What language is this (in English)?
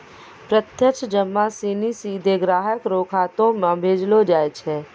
Maithili